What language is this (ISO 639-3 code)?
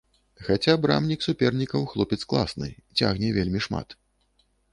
bel